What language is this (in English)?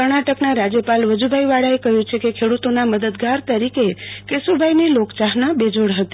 Gujarati